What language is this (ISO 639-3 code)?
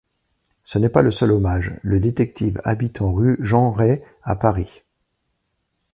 fra